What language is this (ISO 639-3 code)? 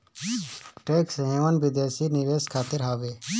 bho